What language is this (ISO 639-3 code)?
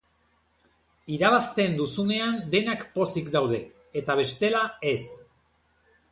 eus